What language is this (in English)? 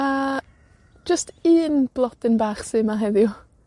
Welsh